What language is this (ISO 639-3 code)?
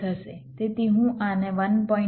guj